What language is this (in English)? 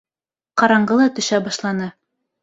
Bashkir